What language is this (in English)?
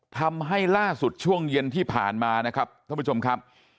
Thai